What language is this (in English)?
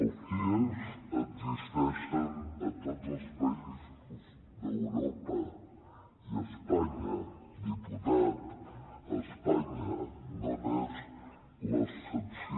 Catalan